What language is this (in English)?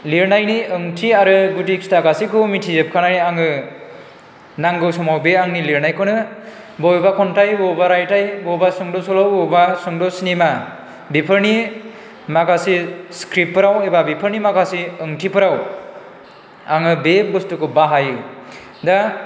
Bodo